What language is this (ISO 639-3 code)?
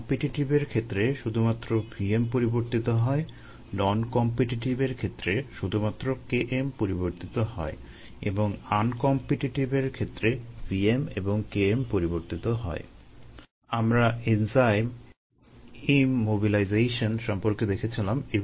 ben